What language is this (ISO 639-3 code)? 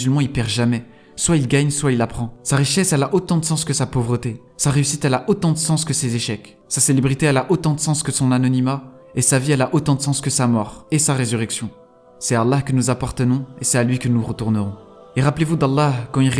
fra